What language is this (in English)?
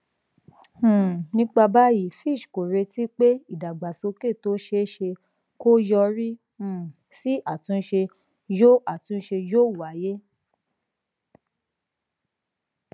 Yoruba